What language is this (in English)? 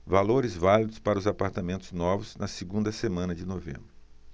Portuguese